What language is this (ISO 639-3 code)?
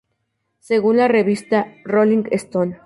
spa